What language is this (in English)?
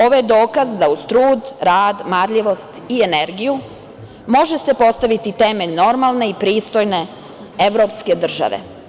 Serbian